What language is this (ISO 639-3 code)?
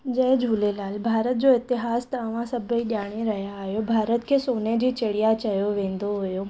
snd